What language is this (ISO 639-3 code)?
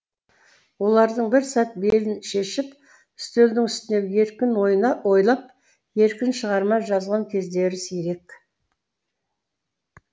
kaz